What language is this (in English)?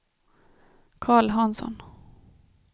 Swedish